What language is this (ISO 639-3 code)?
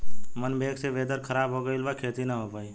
bho